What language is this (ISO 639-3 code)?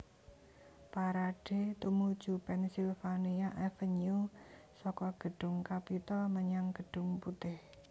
jav